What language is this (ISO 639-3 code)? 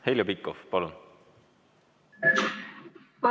est